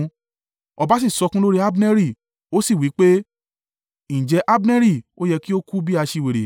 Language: Yoruba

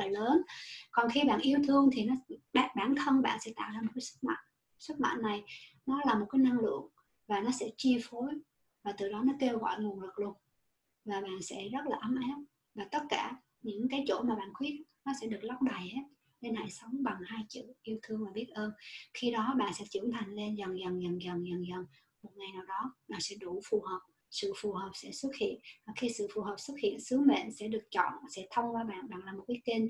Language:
Vietnamese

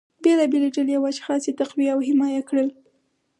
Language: Pashto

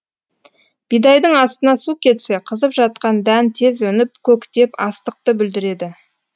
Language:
Kazakh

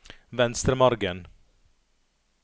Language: Norwegian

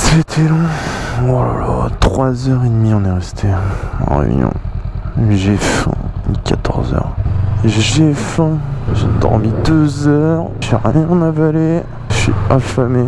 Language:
French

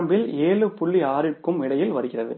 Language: Tamil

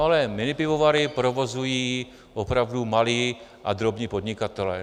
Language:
Czech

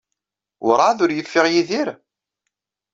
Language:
Kabyle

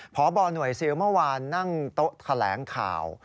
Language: Thai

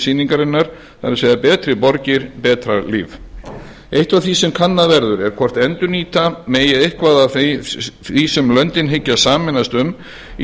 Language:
Icelandic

